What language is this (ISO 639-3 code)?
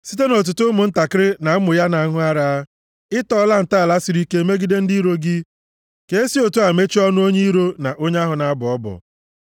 ibo